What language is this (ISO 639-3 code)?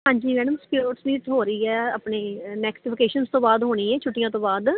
pan